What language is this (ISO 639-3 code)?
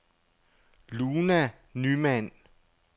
dan